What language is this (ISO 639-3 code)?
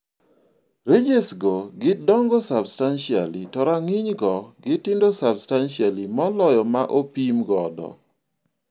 luo